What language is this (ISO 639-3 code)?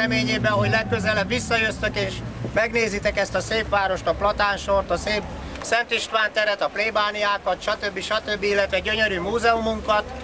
hun